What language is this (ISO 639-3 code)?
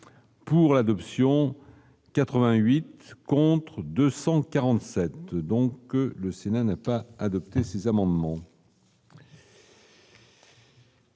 fra